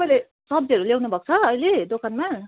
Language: Nepali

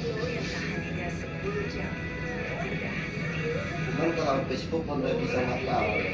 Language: Indonesian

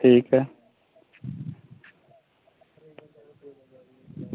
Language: Dogri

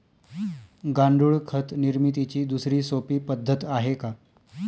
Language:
Marathi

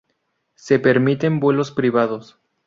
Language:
Spanish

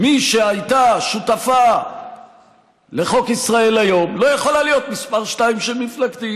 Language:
Hebrew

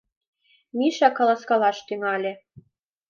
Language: Mari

